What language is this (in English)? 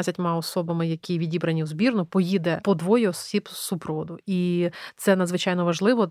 Ukrainian